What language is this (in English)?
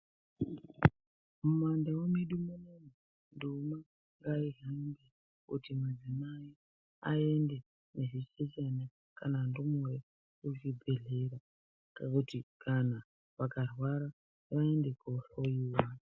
Ndau